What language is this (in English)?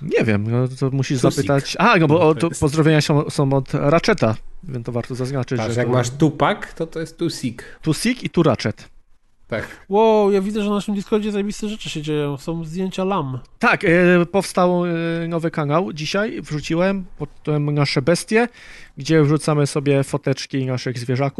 Polish